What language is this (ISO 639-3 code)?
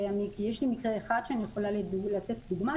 heb